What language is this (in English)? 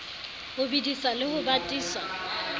Southern Sotho